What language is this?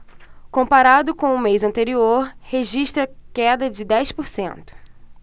Portuguese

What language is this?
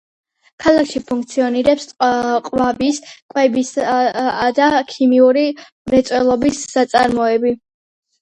Georgian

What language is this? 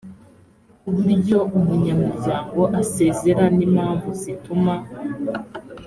Kinyarwanda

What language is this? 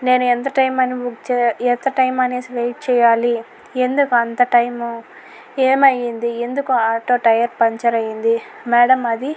Telugu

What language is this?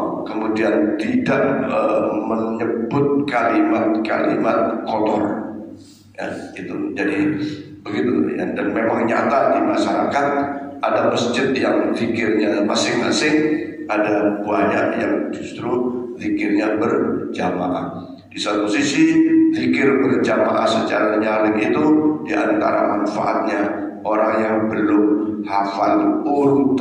Indonesian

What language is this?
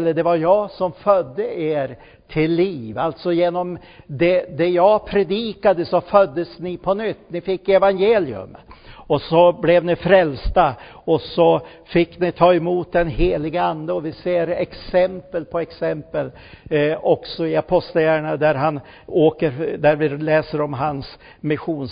Swedish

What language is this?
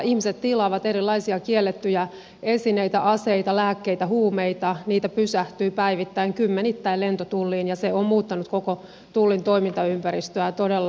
Finnish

